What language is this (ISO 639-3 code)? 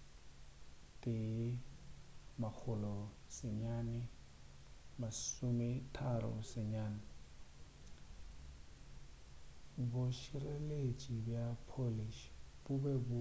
nso